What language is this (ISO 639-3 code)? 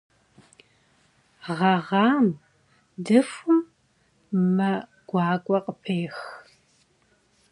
kbd